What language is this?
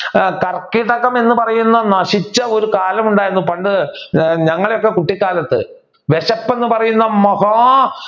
Malayalam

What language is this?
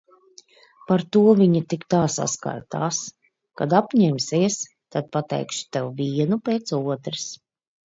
Latvian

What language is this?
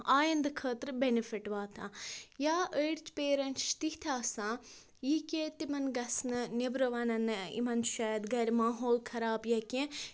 Kashmiri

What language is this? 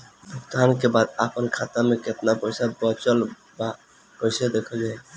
Bhojpuri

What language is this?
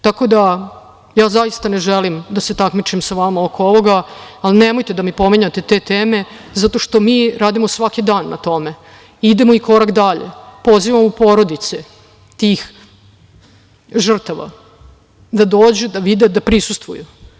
Serbian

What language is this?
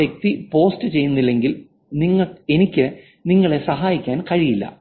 Malayalam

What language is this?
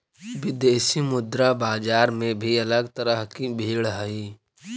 Magahi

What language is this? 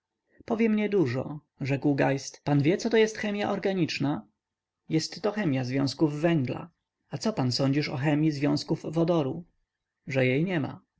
Polish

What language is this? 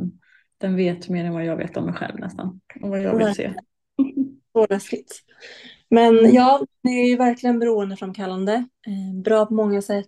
Swedish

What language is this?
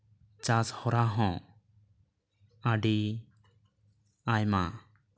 Santali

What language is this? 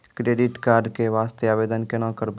Maithili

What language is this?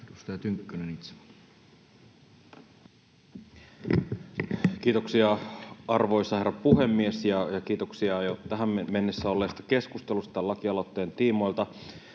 Finnish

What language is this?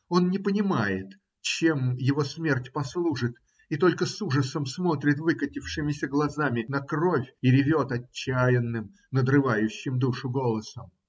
Russian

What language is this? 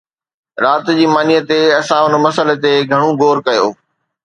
Sindhi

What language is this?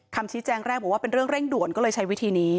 Thai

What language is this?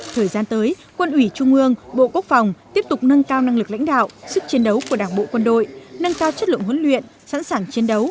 Vietnamese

